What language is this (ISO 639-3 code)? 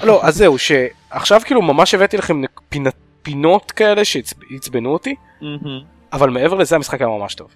heb